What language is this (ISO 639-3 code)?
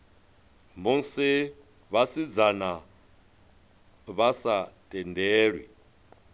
ven